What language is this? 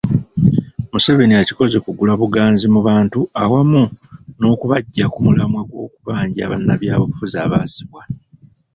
Ganda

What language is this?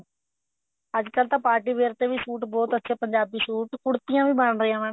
Punjabi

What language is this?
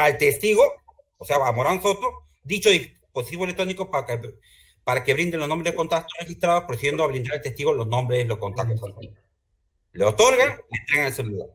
Spanish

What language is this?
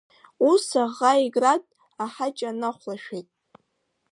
Abkhazian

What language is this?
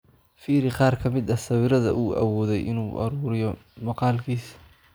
Somali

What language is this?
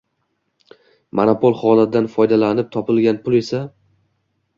Uzbek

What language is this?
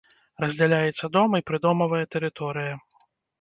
Belarusian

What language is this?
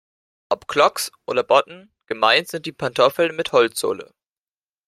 German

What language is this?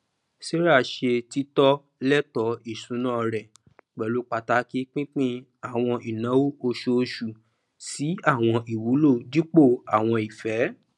Yoruba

